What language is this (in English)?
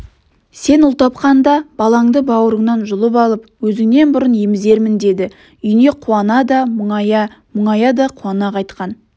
Kazakh